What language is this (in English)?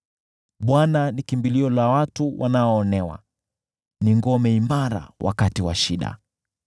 Swahili